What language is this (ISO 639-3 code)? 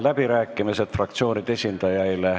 est